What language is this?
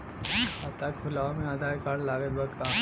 Bhojpuri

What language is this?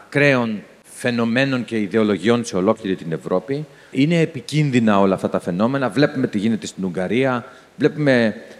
Greek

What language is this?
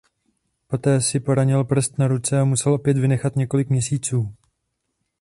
Czech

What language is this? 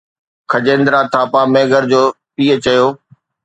Sindhi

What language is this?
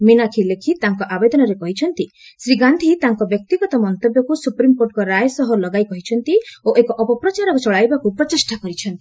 Odia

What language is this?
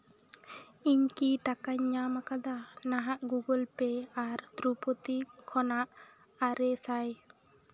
Santali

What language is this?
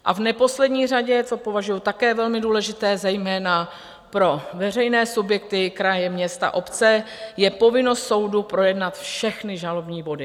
Czech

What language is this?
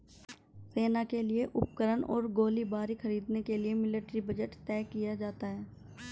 Hindi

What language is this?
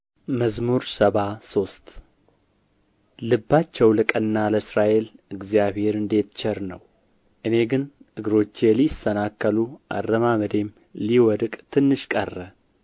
Amharic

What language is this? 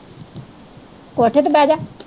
Punjabi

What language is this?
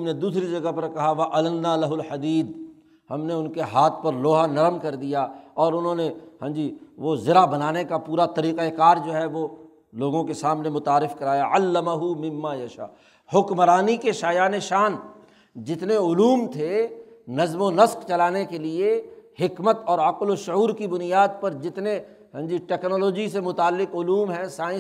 Urdu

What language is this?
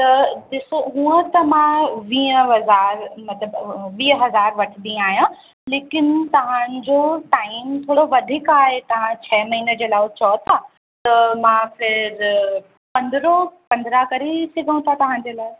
Sindhi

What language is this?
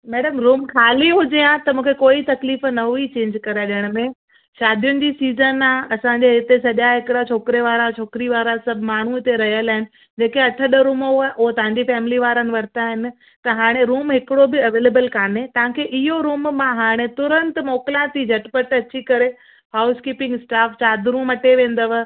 Sindhi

